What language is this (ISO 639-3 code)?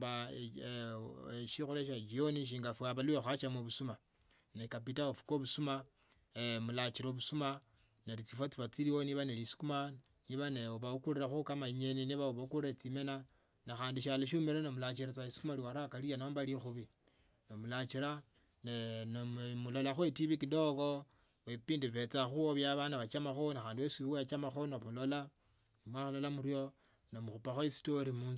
lto